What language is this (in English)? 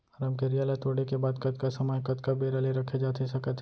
Chhattisgarhi